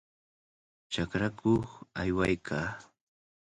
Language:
Cajatambo North Lima Quechua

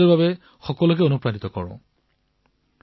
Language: Assamese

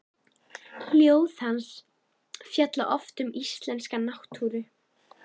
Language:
Icelandic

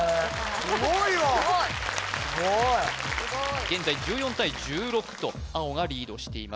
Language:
Japanese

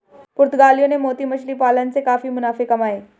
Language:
Hindi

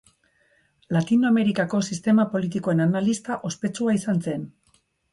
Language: Basque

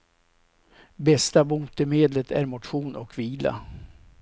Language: Swedish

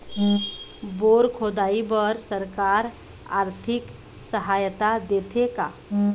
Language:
Chhattisgarhi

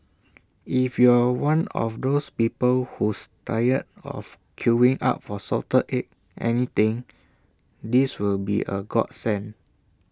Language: English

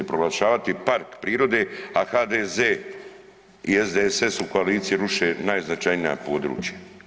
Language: Croatian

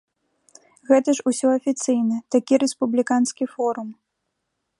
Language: Belarusian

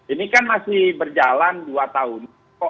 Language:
Indonesian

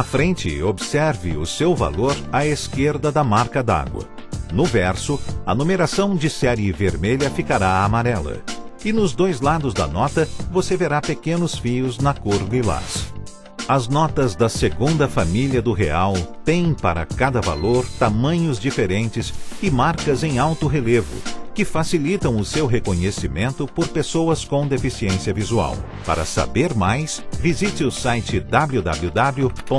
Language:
Portuguese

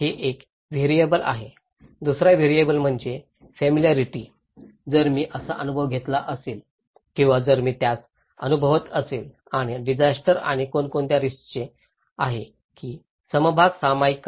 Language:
Marathi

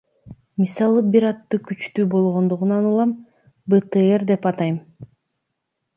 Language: Kyrgyz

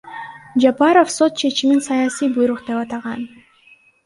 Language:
Kyrgyz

